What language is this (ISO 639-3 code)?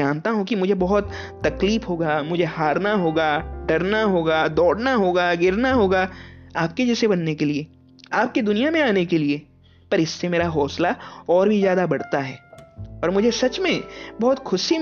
hin